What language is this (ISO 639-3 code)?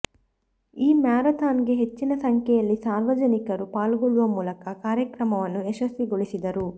kan